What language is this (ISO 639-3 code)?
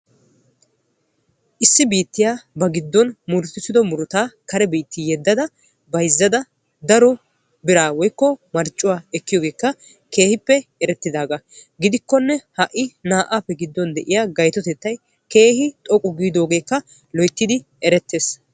wal